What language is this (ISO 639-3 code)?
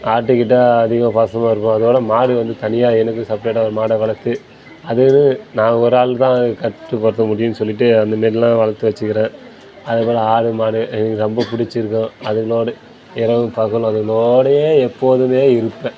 tam